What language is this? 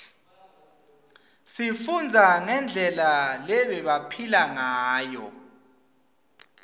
Swati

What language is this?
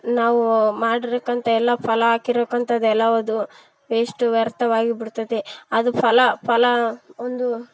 Kannada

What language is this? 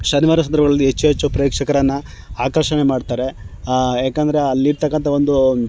Kannada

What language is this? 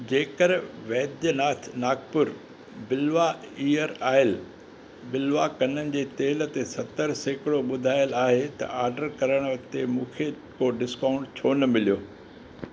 Sindhi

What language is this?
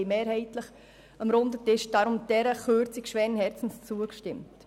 Swiss German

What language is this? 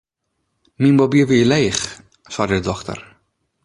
Western Frisian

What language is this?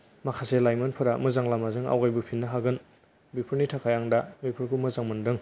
Bodo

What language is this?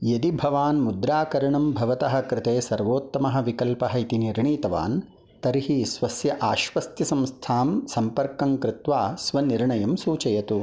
Sanskrit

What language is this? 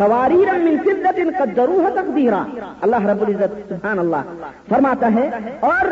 Urdu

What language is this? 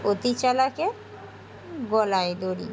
Bangla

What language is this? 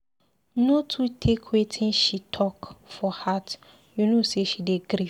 Nigerian Pidgin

